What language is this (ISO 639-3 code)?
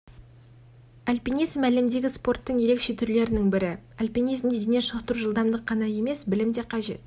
kaz